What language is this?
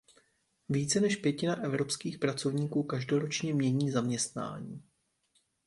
Czech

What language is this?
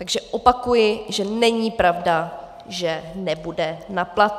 Czech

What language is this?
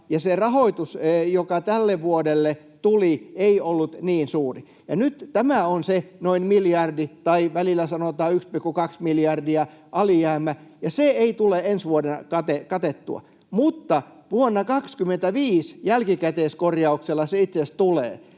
Finnish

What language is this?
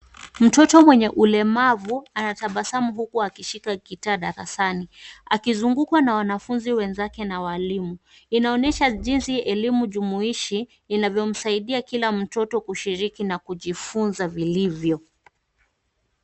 Swahili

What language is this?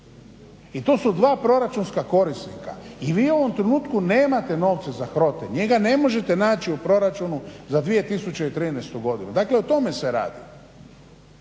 Croatian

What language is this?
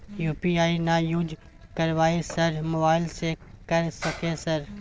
Maithili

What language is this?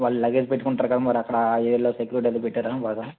Telugu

